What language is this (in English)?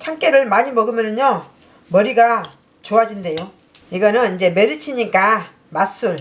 Korean